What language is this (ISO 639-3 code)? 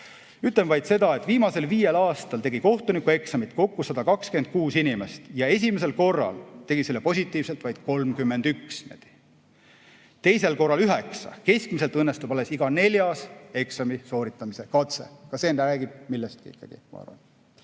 est